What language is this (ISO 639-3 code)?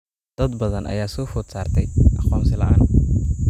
som